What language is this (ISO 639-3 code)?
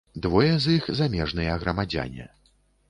bel